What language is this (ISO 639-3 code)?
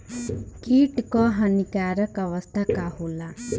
bho